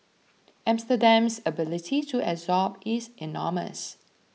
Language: English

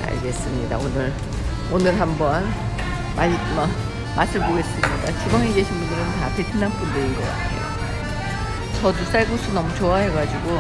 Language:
Korean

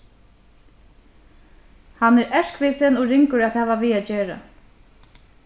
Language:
Faroese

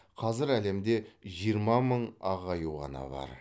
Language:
Kazakh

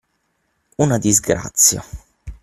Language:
Italian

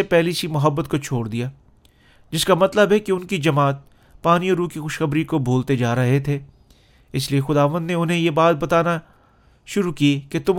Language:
Urdu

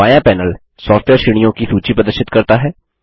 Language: Hindi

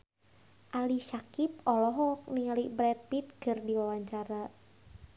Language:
Sundanese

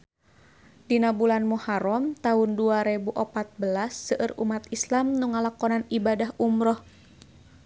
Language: Sundanese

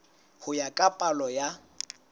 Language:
Southern Sotho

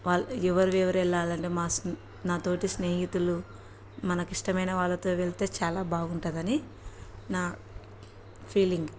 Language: Telugu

